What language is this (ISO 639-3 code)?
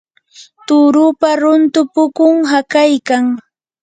qur